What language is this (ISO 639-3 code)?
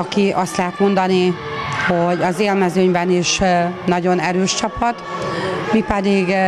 hun